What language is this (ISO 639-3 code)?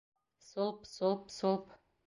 bak